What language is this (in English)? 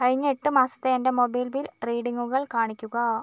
Malayalam